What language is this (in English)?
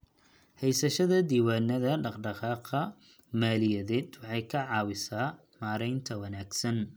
Somali